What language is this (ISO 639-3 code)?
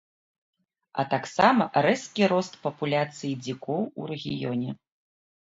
bel